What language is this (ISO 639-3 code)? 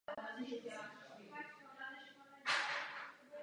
ces